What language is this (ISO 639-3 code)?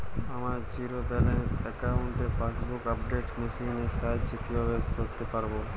ben